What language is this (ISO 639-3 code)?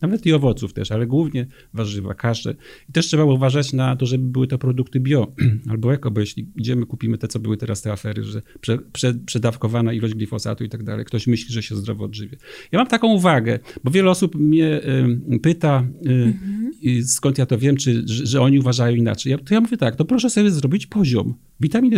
pol